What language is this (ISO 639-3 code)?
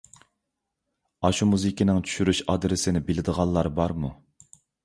uig